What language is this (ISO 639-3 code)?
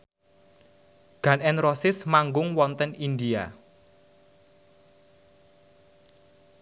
jav